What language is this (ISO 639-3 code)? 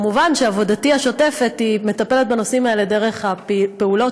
heb